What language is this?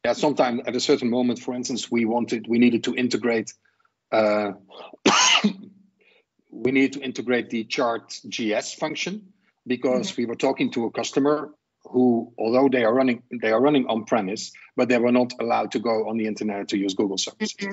English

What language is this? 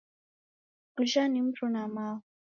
Taita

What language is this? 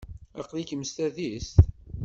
Kabyle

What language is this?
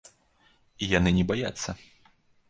Belarusian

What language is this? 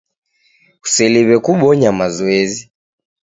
Taita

